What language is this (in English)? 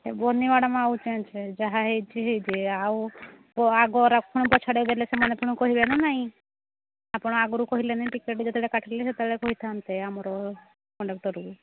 Odia